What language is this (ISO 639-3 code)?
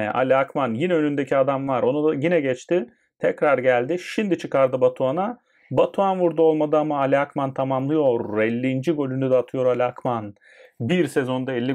tur